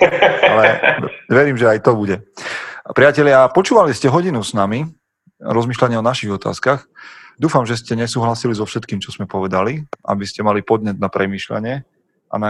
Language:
Slovak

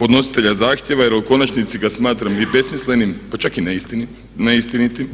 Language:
Croatian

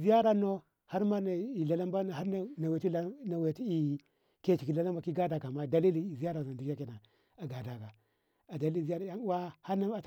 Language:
Ngamo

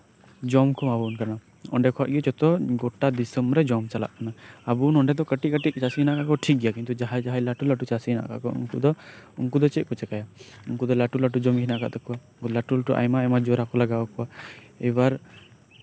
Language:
Santali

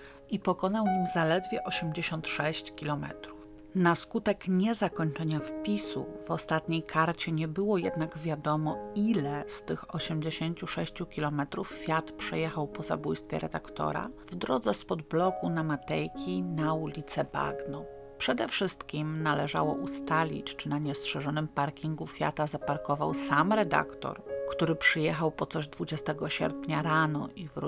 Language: Polish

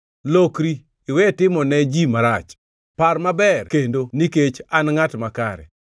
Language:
Luo (Kenya and Tanzania)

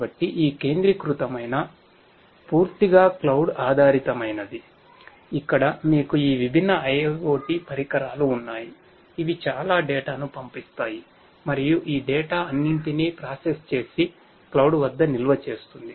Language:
Telugu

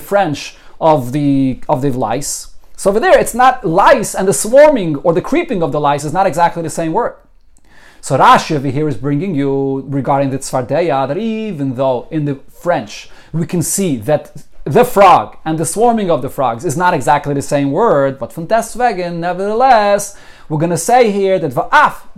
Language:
English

